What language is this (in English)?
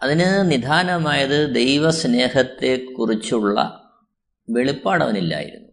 Malayalam